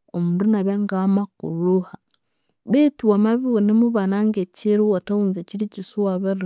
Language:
Konzo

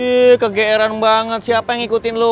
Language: Indonesian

